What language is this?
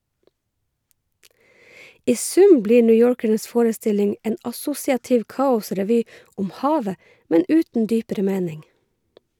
Norwegian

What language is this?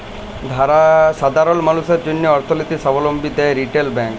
Bangla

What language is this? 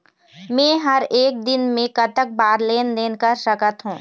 Chhattisgarhi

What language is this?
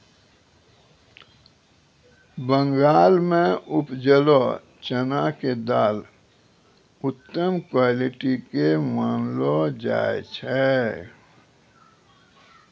Maithili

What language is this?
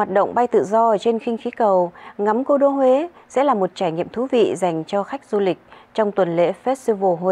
Vietnamese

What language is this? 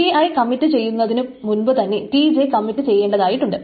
Malayalam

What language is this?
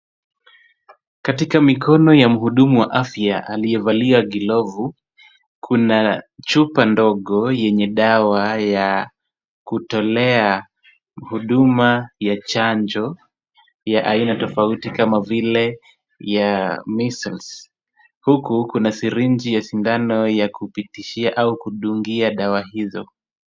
Swahili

